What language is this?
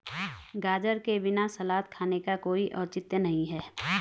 Hindi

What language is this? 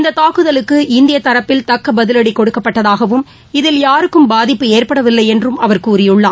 Tamil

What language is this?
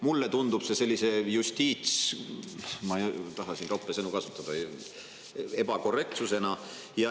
Estonian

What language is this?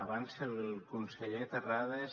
Catalan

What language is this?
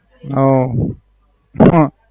Gujarati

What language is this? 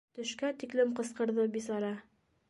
Bashkir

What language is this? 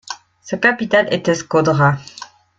French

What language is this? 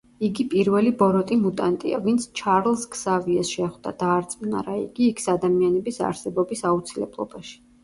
Georgian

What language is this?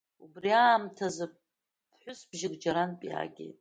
Abkhazian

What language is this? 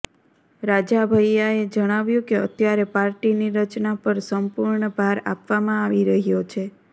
Gujarati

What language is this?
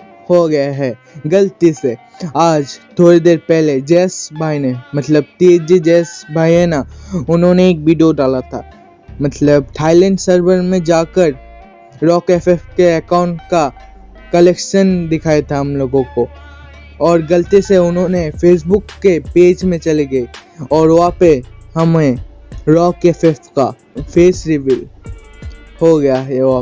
Hindi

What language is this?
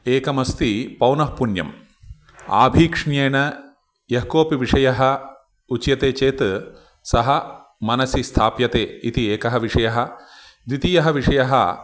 Sanskrit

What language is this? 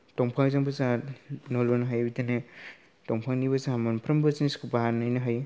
Bodo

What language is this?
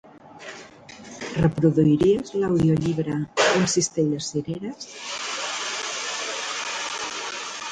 Catalan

